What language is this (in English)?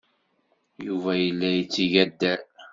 Kabyle